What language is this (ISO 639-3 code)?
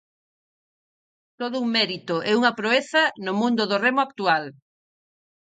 glg